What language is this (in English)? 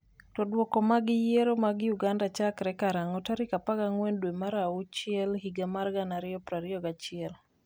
Luo (Kenya and Tanzania)